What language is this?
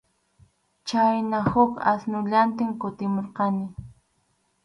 Arequipa-La Unión Quechua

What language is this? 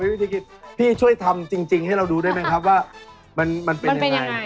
Thai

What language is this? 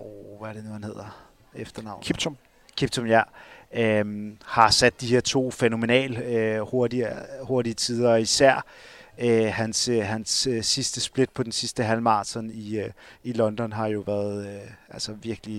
Danish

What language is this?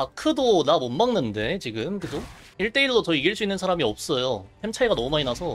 Korean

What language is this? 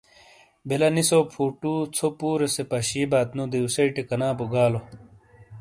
Shina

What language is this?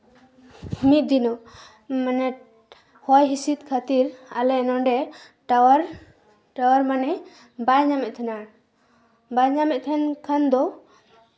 Santali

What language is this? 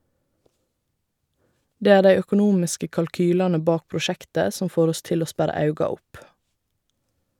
Norwegian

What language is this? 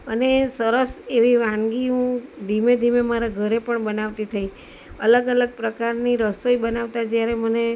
Gujarati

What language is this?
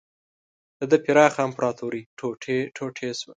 Pashto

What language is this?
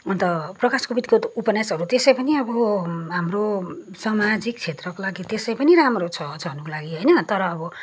Nepali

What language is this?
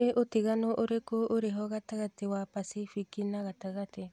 Kikuyu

